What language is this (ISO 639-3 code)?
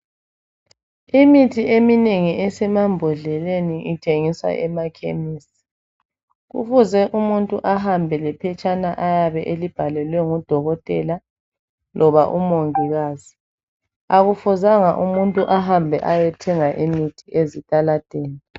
nde